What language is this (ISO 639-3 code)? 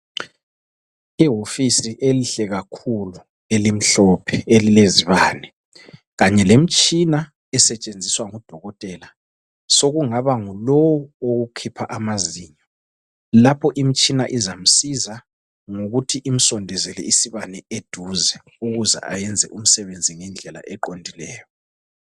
nde